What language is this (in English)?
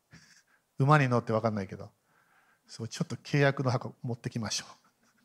Japanese